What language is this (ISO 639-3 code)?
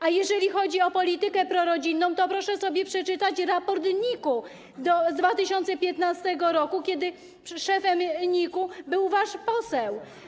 pol